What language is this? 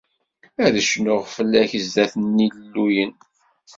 Kabyle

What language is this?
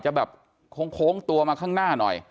Thai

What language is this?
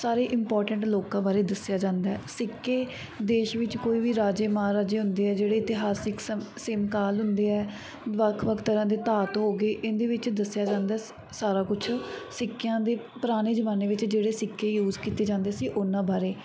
Punjabi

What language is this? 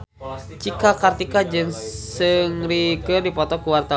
Sundanese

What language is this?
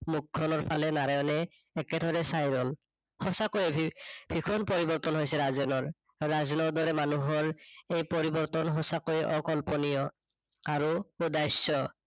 Assamese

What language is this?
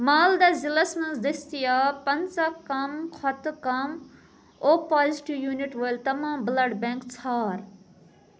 Kashmiri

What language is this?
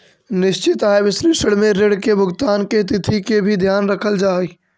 Magahi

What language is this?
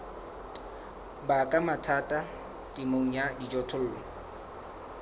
Southern Sotho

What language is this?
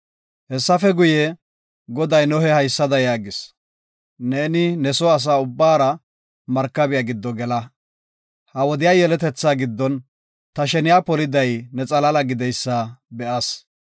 Gofa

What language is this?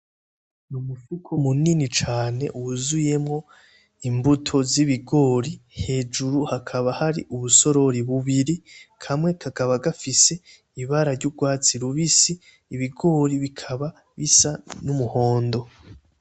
Rundi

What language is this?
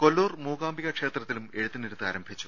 Malayalam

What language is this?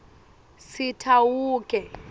Swati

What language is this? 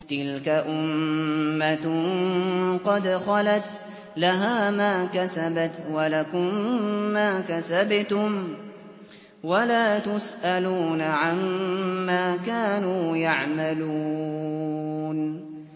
Arabic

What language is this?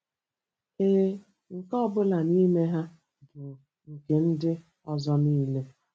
Igbo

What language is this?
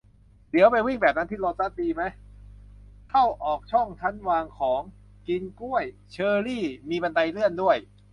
Thai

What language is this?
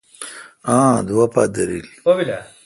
Kalkoti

